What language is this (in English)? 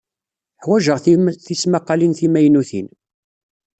Kabyle